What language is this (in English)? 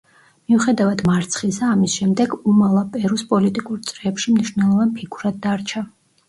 Georgian